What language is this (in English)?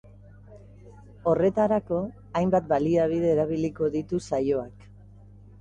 Basque